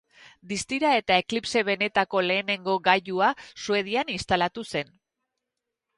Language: Basque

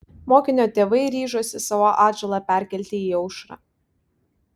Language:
Lithuanian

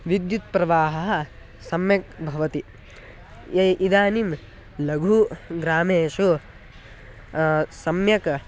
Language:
Sanskrit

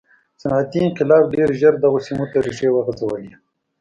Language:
Pashto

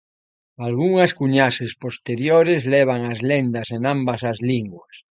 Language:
Galician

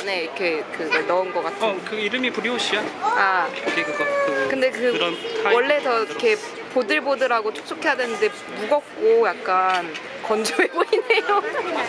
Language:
Korean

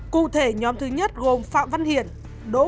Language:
Vietnamese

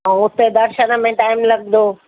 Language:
Sindhi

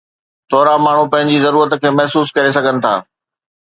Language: Sindhi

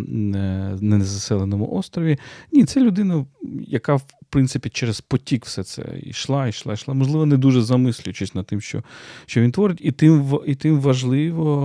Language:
Ukrainian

